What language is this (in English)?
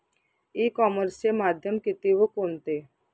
Marathi